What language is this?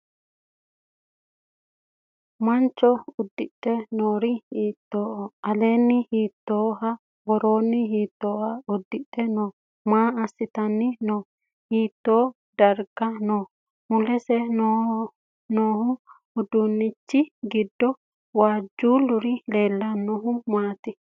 Sidamo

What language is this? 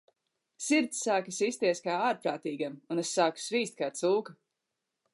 Latvian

